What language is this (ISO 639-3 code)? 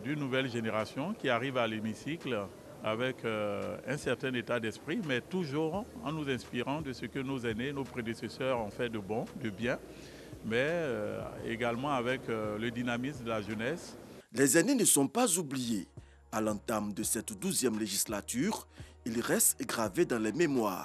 fra